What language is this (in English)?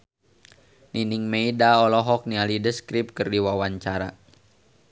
Sundanese